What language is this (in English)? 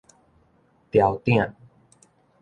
Min Nan Chinese